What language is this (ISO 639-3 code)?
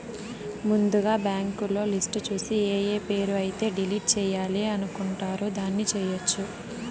tel